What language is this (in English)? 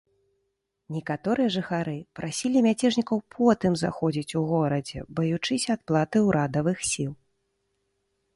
Belarusian